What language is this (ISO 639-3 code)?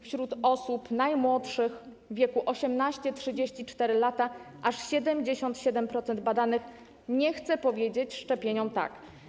pol